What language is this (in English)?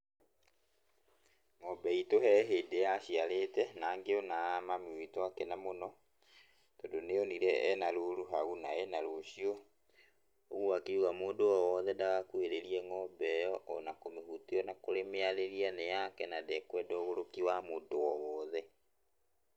Kikuyu